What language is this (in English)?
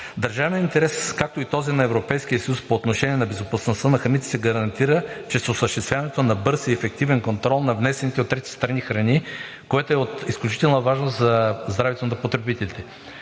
Bulgarian